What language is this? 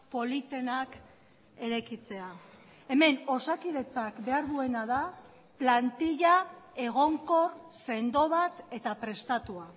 Basque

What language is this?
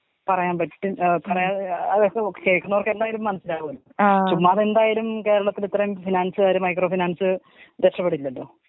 Malayalam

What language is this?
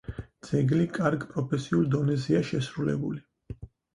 Georgian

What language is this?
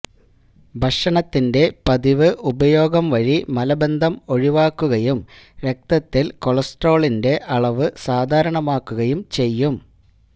Malayalam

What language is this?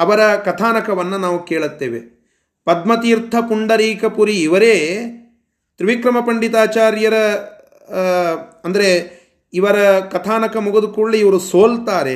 Kannada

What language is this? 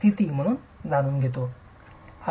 Marathi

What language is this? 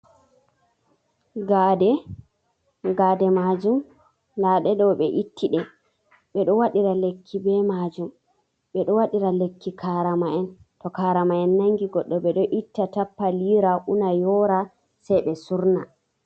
Fula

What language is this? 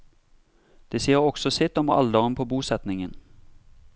Norwegian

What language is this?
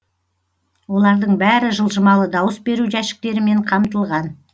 Kazakh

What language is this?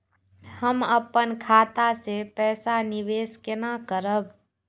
Maithili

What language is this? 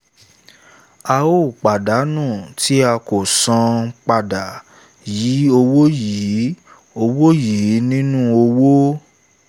Yoruba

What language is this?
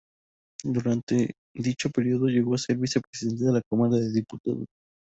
Spanish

